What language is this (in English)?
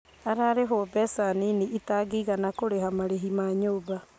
Kikuyu